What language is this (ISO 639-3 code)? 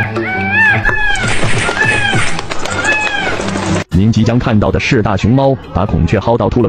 vie